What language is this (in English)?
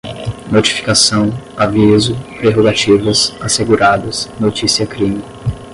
Portuguese